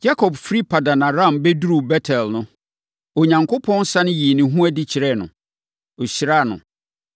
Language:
Akan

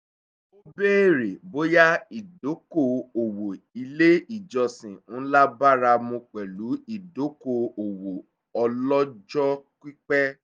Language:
Yoruba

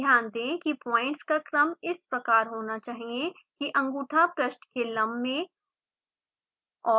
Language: Hindi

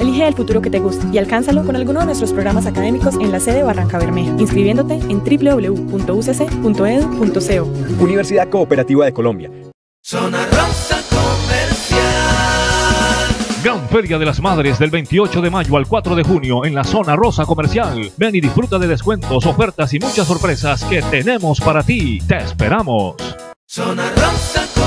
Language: Spanish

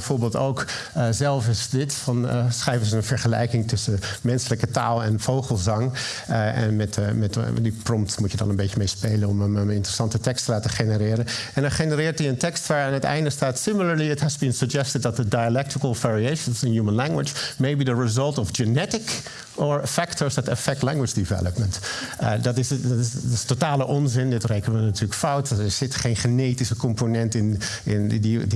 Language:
Dutch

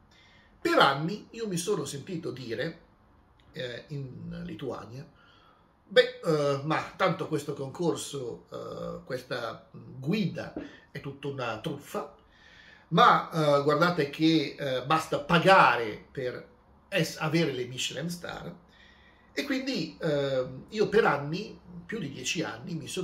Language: Italian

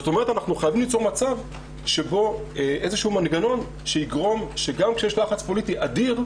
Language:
Hebrew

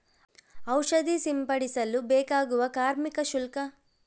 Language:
Kannada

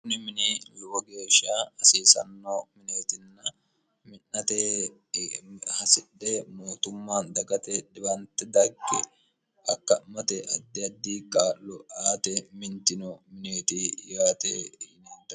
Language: Sidamo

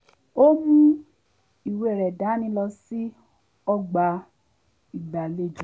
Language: Yoruba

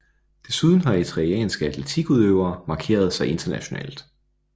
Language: Danish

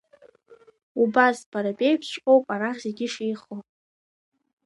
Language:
Abkhazian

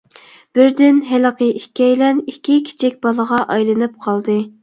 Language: Uyghur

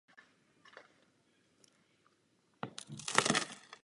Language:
Czech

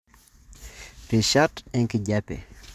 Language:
Masai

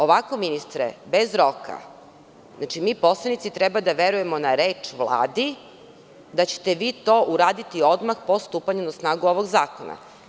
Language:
Serbian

